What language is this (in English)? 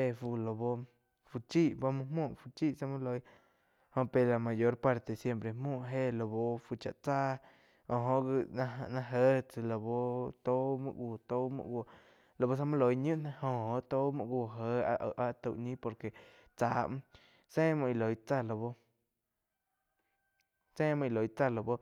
Quiotepec Chinantec